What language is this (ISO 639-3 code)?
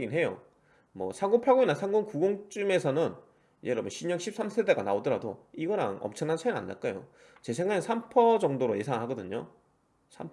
kor